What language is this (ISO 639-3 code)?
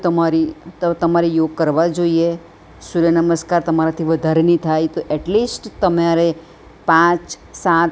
guj